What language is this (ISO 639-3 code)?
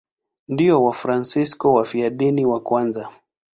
swa